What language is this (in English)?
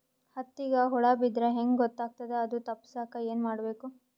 Kannada